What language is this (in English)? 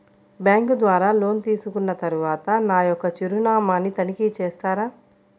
Telugu